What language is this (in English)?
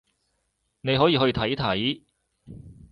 Cantonese